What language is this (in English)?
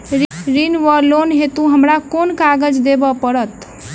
Maithili